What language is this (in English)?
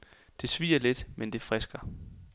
Danish